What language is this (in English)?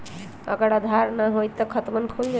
Magahi